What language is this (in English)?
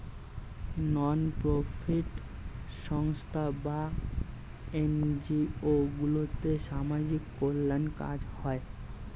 Bangla